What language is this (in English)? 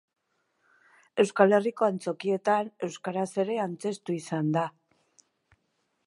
Basque